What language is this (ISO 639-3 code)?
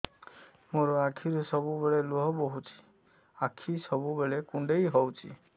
ori